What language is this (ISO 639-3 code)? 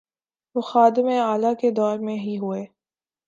urd